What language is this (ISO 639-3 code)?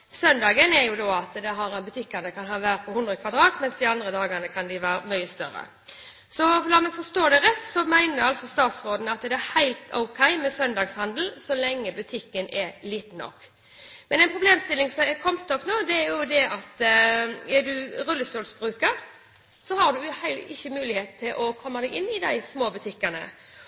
nob